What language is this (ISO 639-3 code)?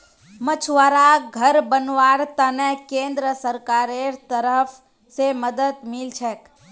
mag